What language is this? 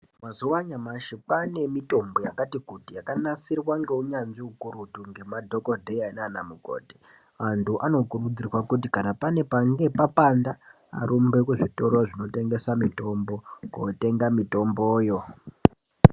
Ndau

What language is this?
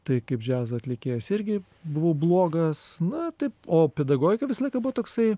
Lithuanian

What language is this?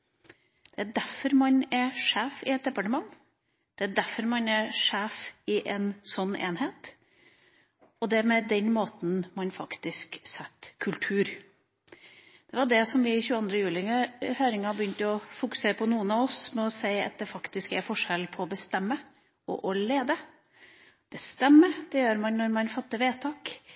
Norwegian Bokmål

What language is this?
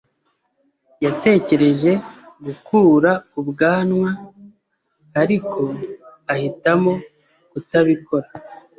Kinyarwanda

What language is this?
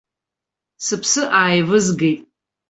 Abkhazian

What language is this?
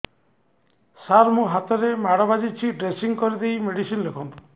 Odia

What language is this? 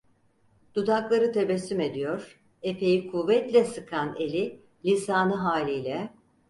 Turkish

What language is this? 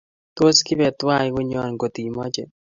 Kalenjin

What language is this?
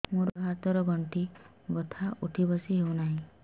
Odia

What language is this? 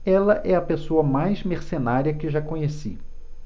Portuguese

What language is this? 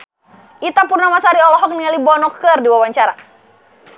Sundanese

